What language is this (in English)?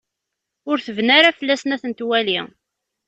Kabyle